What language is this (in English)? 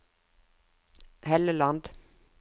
Norwegian